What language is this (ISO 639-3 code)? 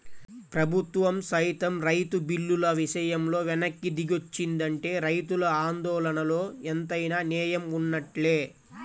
tel